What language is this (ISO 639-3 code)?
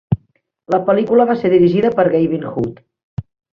cat